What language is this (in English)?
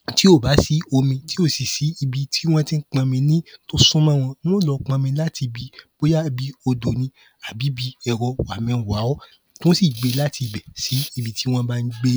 Yoruba